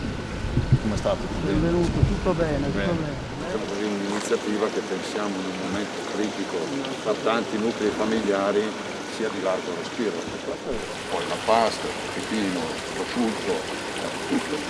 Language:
Italian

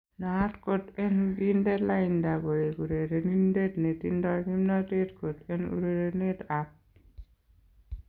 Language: Kalenjin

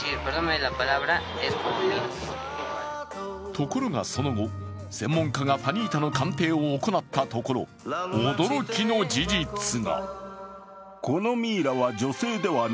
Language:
Japanese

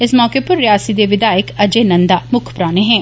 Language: Dogri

